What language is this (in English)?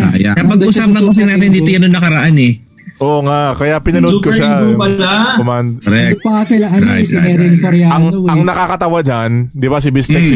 Filipino